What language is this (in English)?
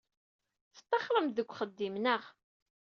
Kabyle